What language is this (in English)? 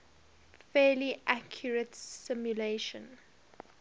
English